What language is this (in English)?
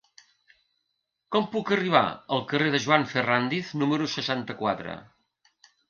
Catalan